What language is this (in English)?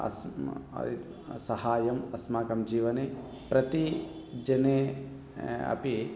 Sanskrit